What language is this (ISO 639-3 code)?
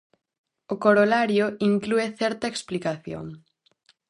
glg